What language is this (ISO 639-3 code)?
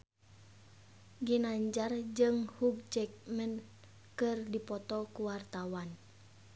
sun